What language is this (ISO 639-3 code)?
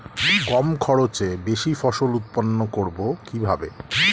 ben